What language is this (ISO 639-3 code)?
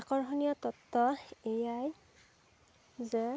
asm